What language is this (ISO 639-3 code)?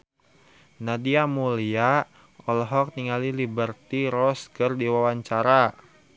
sun